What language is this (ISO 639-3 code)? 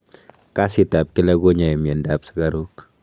kln